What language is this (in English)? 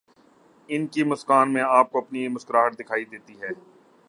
Urdu